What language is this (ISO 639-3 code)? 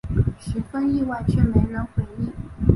zho